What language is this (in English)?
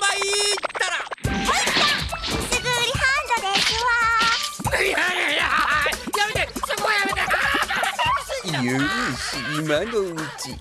Japanese